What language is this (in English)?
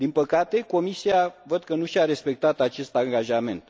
Romanian